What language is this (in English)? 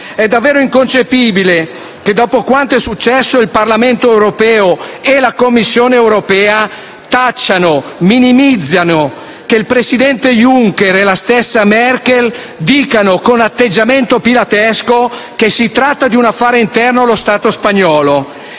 Italian